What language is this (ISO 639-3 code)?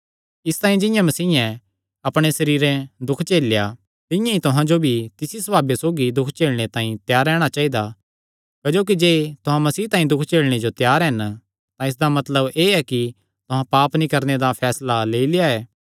xnr